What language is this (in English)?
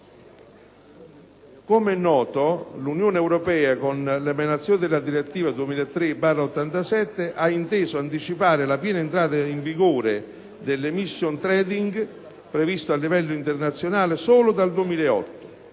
Italian